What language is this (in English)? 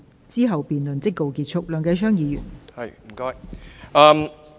Cantonese